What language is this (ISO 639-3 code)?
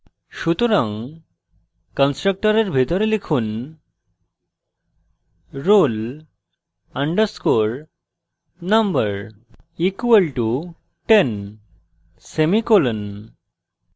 ben